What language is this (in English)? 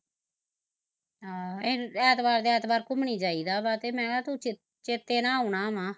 Punjabi